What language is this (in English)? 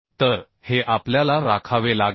Marathi